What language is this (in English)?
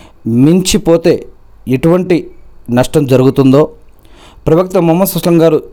Telugu